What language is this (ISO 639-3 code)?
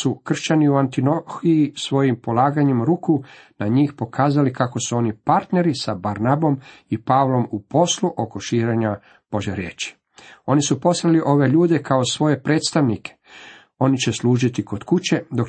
hrv